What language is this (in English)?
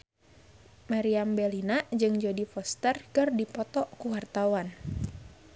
Sundanese